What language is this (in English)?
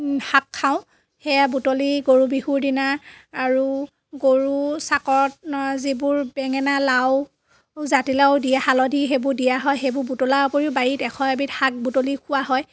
Assamese